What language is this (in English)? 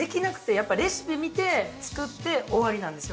Japanese